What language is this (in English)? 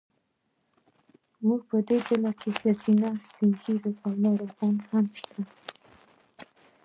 Pashto